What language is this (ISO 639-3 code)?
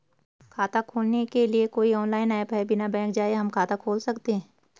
hin